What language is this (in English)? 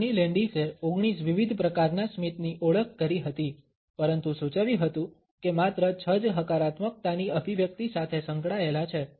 Gujarati